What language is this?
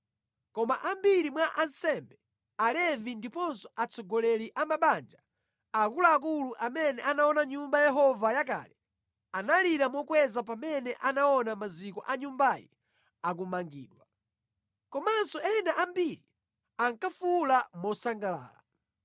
Nyanja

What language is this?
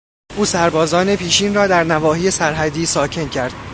Persian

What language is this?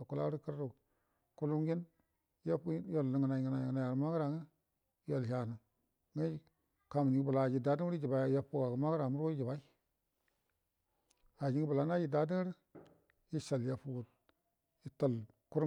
Buduma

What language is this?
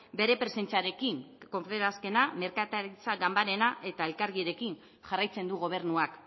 Basque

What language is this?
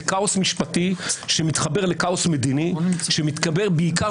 Hebrew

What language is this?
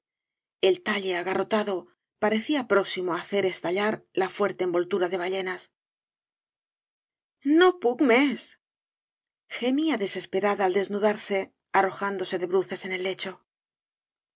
Spanish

